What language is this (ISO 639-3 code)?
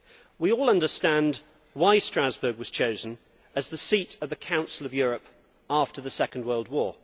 eng